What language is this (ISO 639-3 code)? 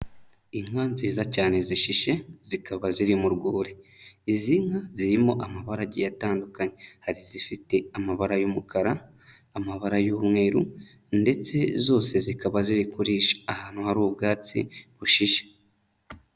kin